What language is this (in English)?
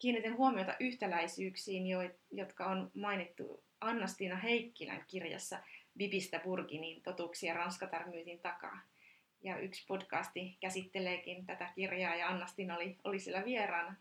Finnish